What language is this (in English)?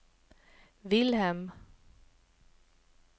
Swedish